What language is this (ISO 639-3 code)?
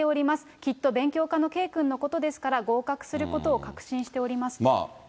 jpn